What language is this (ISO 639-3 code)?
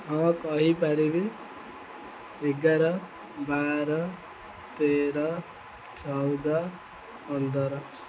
ori